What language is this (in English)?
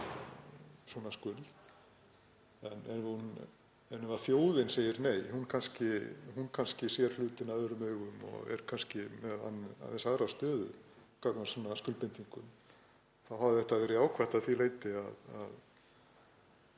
Icelandic